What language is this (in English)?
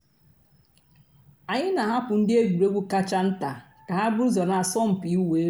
Igbo